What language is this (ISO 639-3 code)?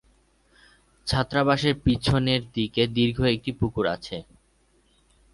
ben